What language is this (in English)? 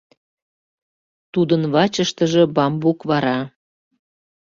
Mari